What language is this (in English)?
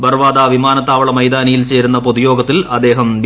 Malayalam